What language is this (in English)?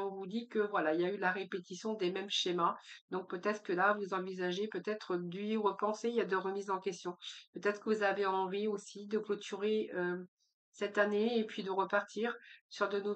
French